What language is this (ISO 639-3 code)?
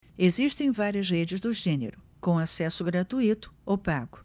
por